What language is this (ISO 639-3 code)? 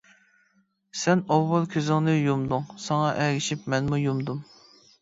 uig